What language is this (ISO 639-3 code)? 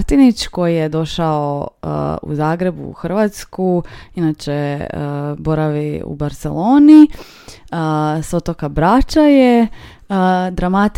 hrv